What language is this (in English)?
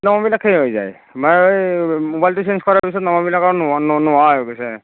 Assamese